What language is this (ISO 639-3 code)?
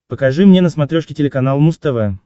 rus